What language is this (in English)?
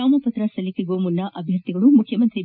Kannada